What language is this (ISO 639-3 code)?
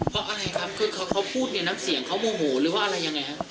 tha